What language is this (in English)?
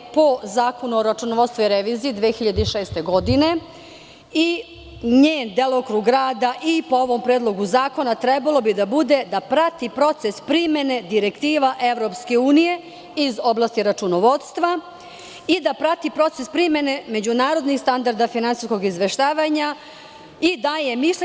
Serbian